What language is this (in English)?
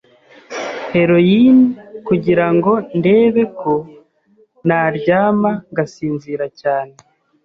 Kinyarwanda